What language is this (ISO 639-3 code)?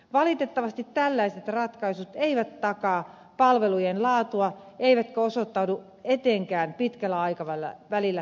fin